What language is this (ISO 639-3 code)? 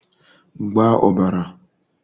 ibo